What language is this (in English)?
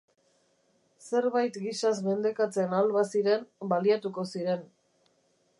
Basque